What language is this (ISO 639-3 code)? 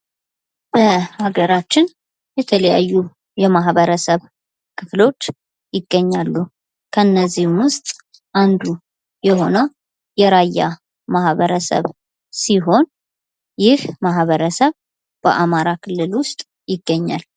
amh